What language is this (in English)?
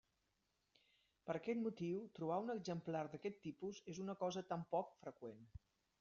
Catalan